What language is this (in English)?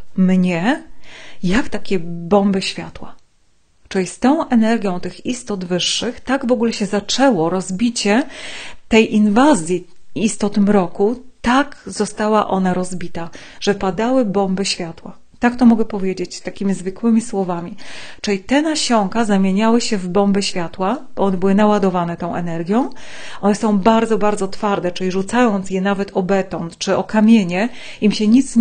Polish